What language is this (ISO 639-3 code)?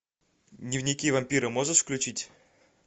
rus